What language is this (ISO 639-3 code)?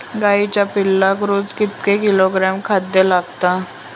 mar